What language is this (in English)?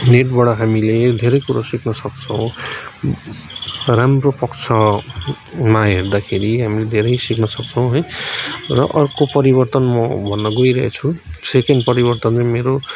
Nepali